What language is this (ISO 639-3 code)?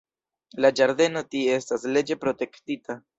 epo